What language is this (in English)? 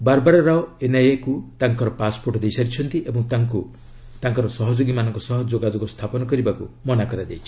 Odia